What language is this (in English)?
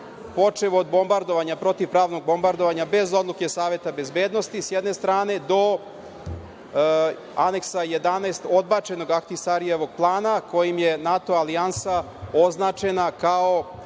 Serbian